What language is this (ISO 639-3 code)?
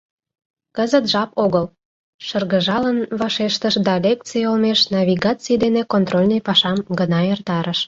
chm